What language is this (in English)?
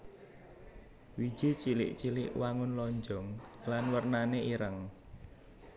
Javanese